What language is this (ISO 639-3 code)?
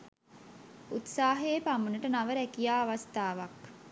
sin